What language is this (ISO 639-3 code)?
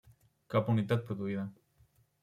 cat